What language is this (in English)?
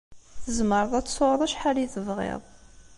Kabyle